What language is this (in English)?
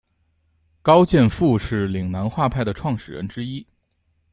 Chinese